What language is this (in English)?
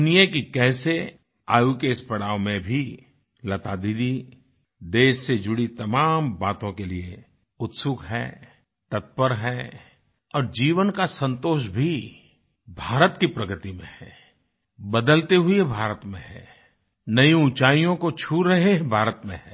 Hindi